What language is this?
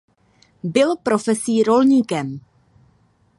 Czech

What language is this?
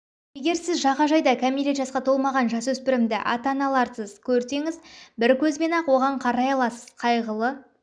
Kazakh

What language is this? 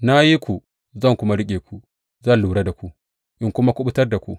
Hausa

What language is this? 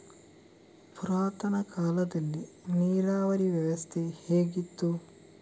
Kannada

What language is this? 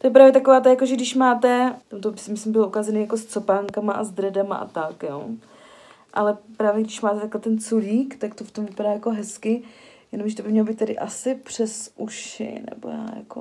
Czech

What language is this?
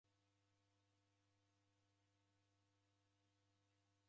Taita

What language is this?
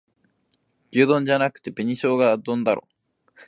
Japanese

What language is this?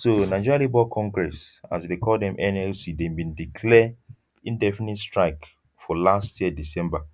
Nigerian Pidgin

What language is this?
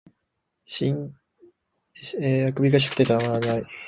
Japanese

